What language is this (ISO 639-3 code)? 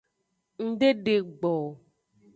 ajg